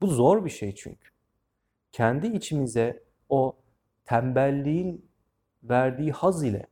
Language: Turkish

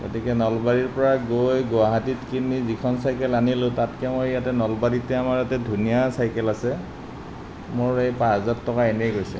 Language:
Assamese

